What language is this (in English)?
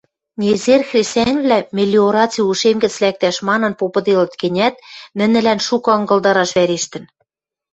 Western Mari